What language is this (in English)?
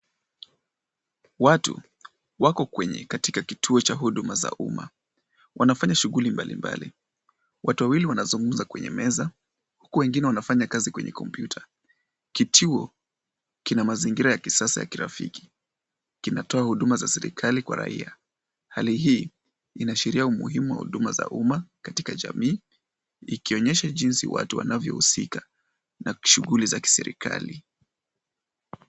Swahili